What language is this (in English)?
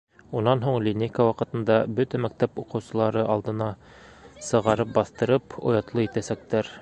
Bashkir